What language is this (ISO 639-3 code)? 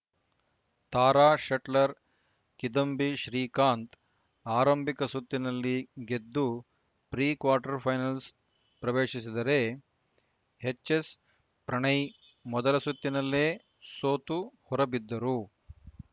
kan